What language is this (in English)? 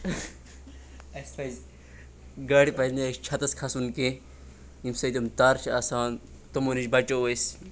Kashmiri